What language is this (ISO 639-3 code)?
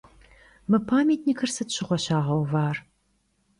kbd